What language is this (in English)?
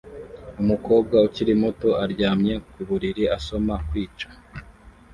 Kinyarwanda